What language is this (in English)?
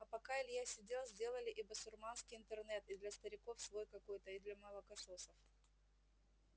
Russian